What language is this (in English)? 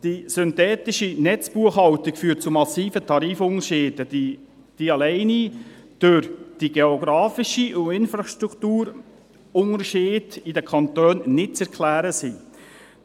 Swiss German